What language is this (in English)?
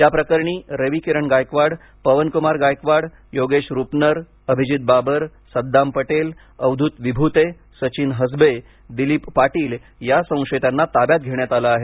Marathi